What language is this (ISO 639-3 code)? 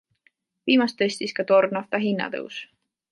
est